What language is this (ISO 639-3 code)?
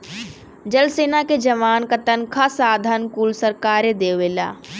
bho